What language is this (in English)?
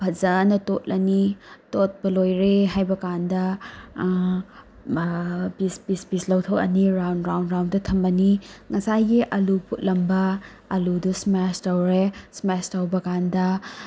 Manipuri